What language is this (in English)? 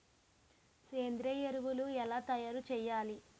Telugu